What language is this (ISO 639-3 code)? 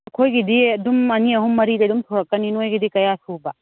mni